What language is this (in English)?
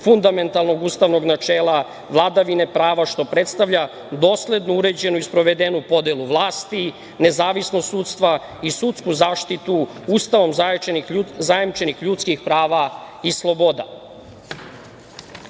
Serbian